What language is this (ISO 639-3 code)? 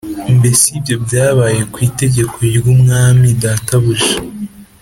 kin